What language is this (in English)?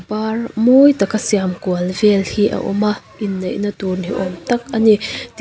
Mizo